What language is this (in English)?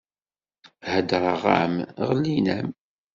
Kabyle